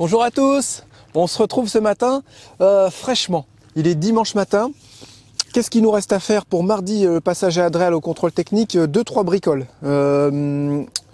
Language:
French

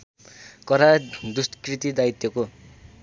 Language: Nepali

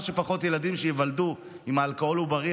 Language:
Hebrew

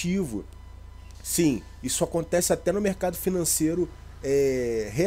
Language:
Portuguese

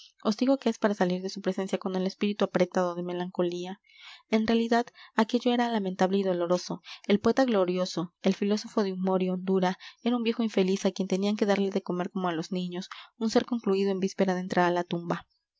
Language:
Spanish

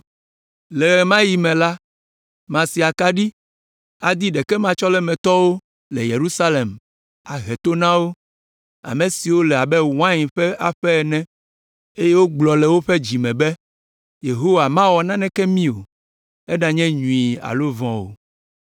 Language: Ewe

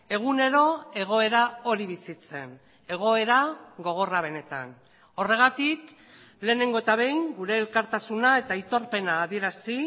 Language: Basque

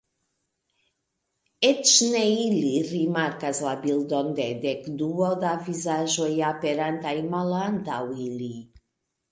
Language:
Esperanto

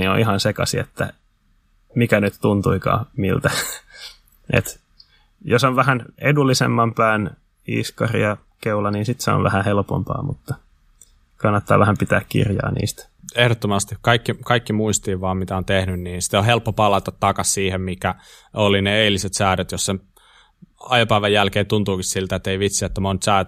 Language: Finnish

